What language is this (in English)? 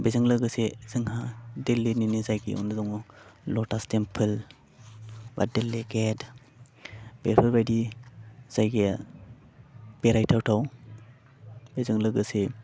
Bodo